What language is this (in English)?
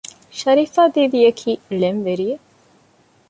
Divehi